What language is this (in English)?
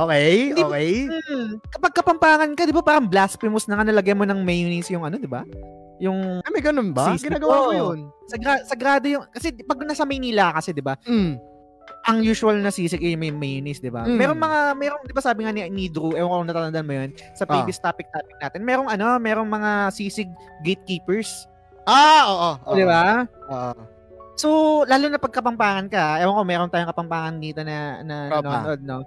Filipino